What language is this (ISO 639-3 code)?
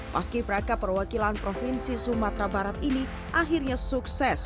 ind